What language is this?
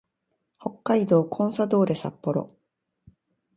Japanese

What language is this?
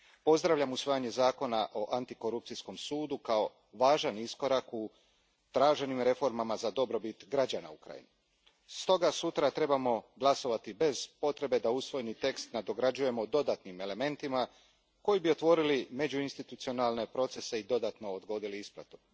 Croatian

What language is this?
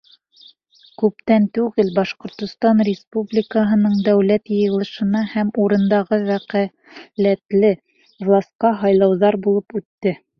Bashkir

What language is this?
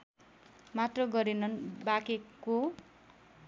Nepali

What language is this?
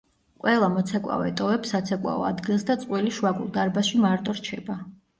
Georgian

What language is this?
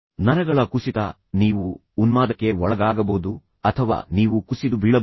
Kannada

